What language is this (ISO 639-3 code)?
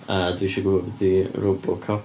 cym